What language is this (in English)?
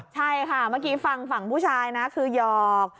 Thai